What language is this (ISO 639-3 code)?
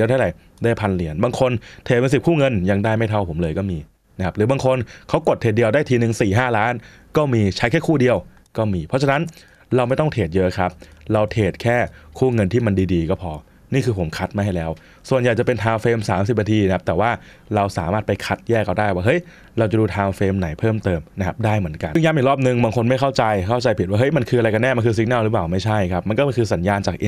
tha